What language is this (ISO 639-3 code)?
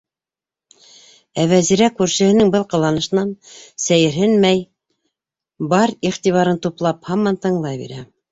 bak